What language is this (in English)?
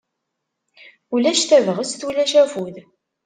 Kabyle